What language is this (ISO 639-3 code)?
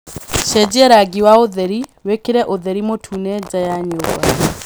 kik